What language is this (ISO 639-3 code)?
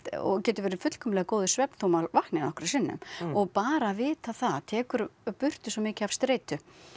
isl